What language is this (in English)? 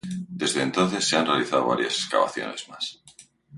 Spanish